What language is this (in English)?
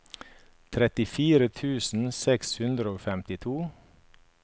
Norwegian